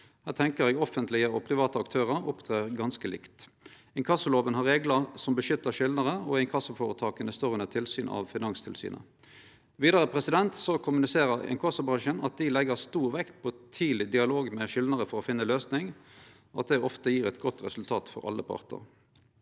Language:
Norwegian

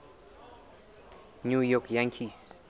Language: Southern Sotho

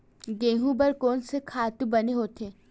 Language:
Chhattisgarhi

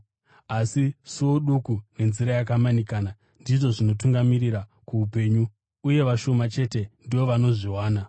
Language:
Shona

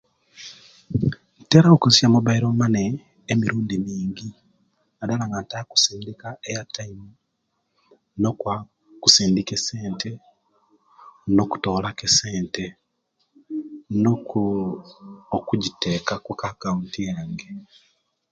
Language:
Kenyi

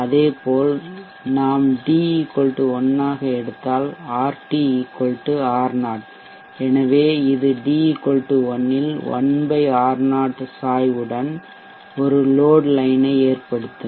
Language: Tamil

